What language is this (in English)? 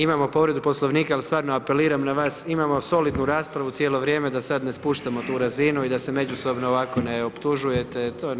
Croatian